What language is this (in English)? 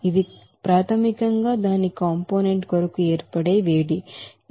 Telugu